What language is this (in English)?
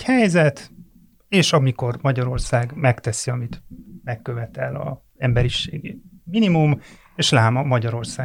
Hungarian